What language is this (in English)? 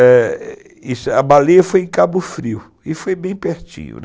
Portuguese